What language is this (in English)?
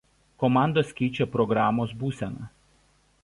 Lithuanian